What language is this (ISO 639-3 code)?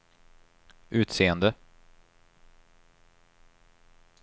swe